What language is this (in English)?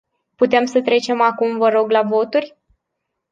Romanian